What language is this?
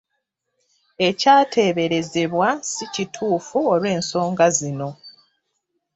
Ganda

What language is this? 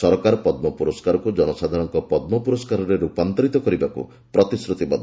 Odia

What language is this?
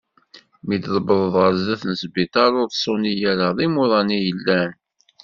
Kabyle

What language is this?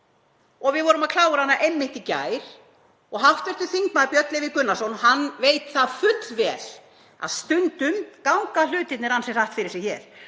Icelandic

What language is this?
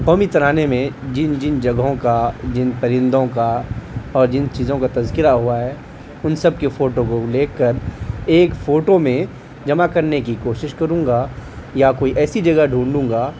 Urdu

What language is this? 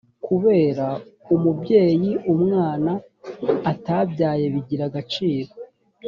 Kinyarwanda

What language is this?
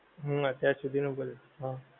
Gujarati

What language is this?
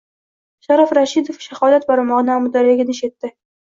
Uzbek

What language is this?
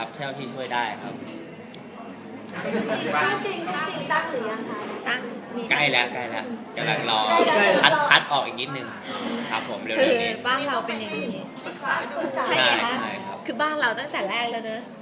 Thai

